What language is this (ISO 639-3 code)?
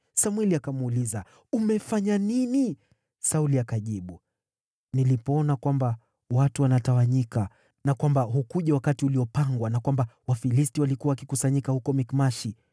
swa